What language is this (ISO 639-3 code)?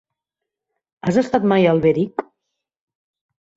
cat